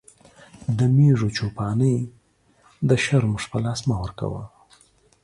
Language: Pashto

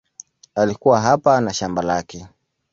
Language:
Swahili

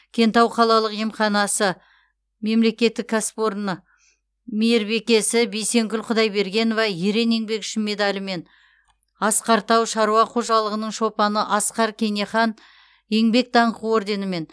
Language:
Kazakh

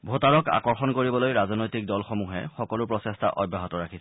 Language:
Assamese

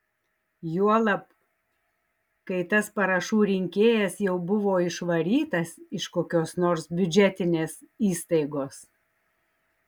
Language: Lithuanian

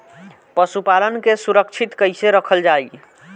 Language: Bhojpuri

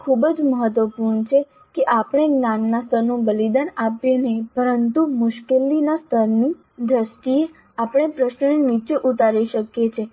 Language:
Gujarati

